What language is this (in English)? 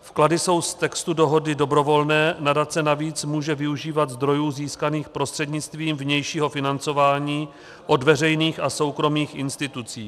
Czech